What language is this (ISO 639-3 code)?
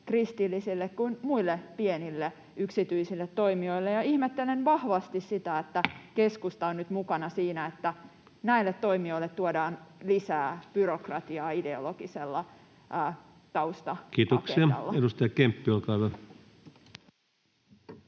fin